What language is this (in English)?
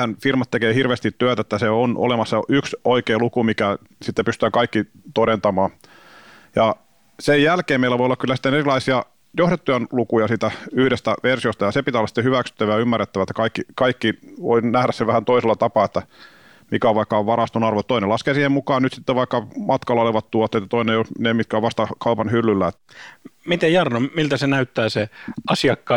Finnish